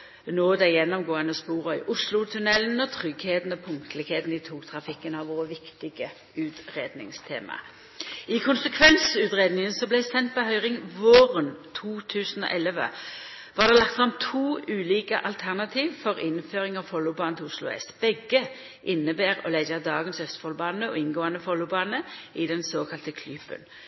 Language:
Norwegian Nynorsk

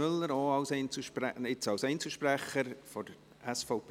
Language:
Swiss German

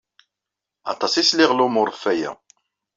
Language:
Kabyle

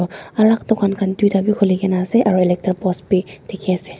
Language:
Naga Pidgin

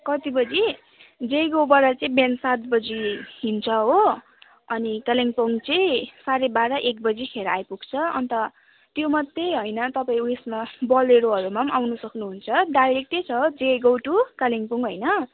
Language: Nepali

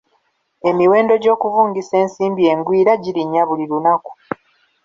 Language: Ganda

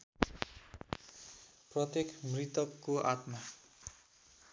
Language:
Nepali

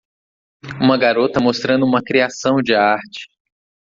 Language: Portuguese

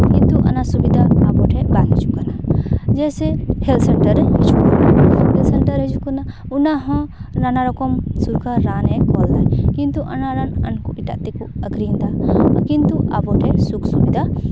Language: Santali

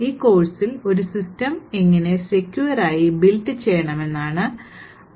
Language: Malayalam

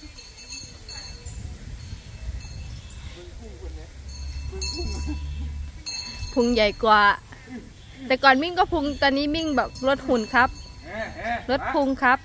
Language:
Thai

